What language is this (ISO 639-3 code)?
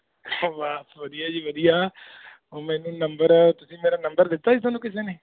pan